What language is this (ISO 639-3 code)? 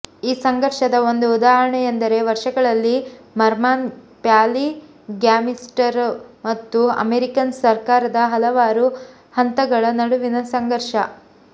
kan